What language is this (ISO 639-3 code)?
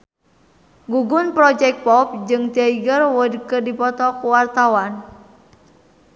sun